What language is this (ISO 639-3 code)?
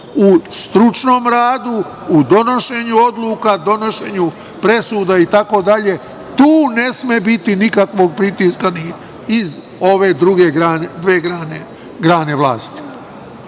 srp